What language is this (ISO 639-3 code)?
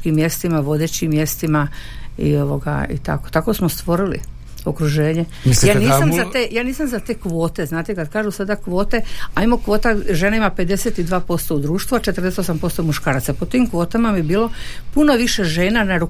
hrv